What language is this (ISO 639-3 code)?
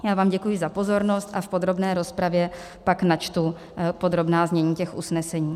ces